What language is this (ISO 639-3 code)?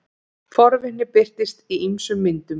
isl